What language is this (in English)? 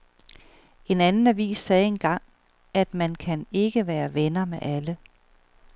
Danish